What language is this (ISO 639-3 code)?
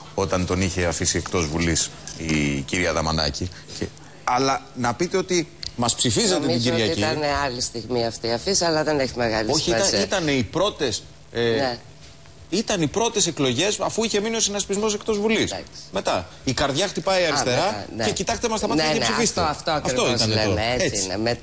ell